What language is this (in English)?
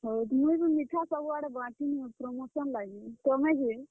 Odia